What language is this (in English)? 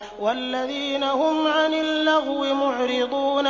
Arabic